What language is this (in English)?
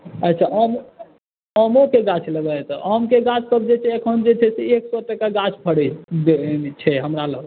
Maithili